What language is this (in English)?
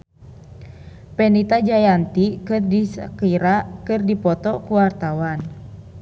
Sundanese